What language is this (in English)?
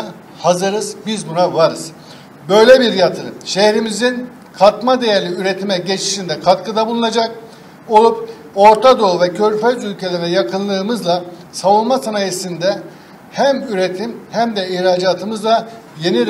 Turkish